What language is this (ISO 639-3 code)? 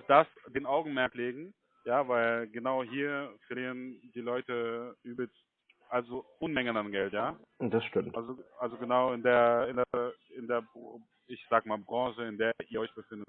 deu